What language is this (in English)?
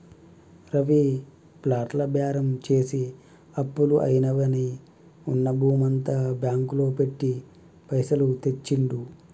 Telugu